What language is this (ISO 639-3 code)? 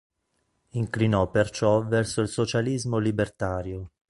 ita